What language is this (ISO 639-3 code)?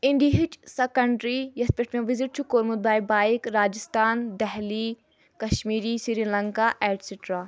kas